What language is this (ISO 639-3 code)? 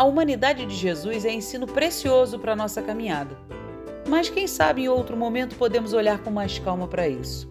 por